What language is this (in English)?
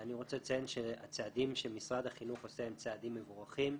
Hebrew